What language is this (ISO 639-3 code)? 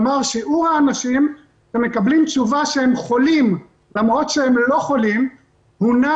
heb